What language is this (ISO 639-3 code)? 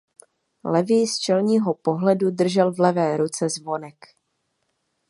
ces